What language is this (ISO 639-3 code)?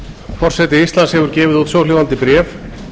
isl